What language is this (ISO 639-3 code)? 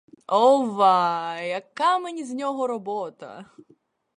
ukr